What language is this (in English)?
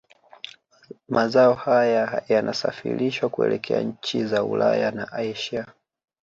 Swahili